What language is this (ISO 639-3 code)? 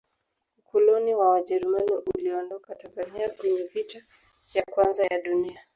swa